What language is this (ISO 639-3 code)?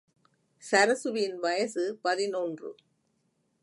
tam